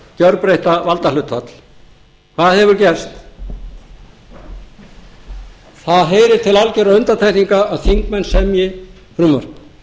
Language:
Icelandic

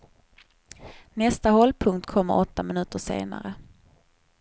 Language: Swedish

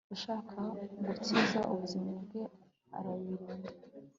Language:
Kinyarwanda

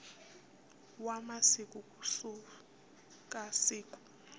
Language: Tsonga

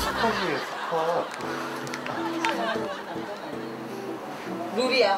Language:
Korean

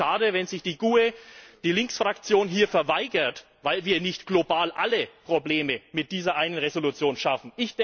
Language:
German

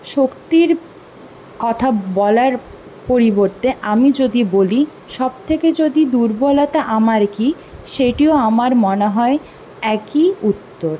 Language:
Bangla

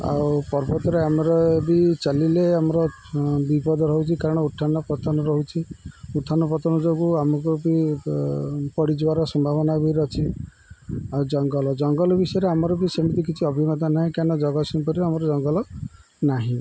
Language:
Odia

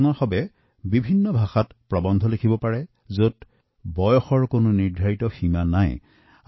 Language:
Assamese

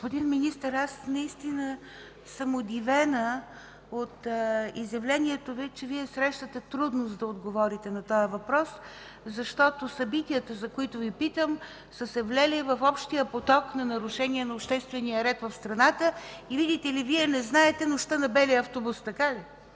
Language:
Bulgarian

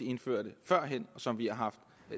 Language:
Danish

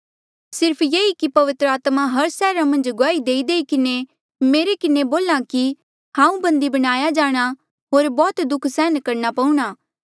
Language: Mandeali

